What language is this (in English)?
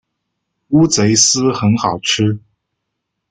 Chinese